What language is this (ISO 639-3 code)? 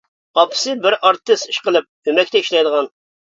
uig